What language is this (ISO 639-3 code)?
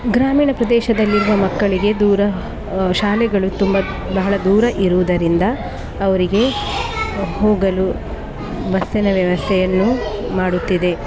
kan